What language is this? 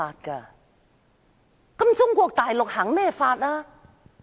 Cantonese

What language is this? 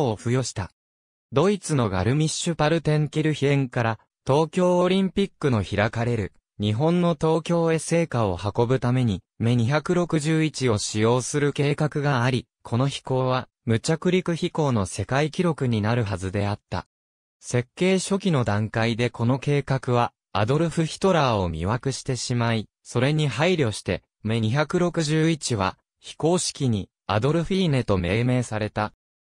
Japanese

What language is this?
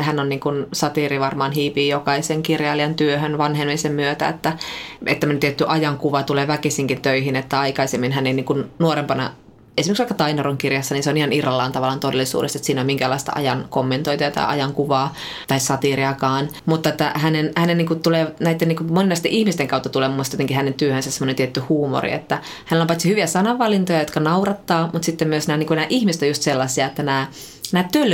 Finnish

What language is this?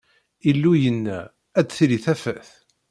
Kabyle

